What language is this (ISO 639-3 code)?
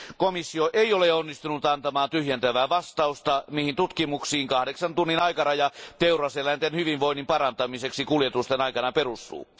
fin